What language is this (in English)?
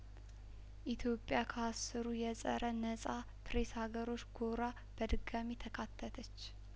Amharic